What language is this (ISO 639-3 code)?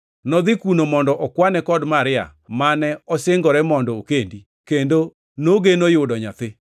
luo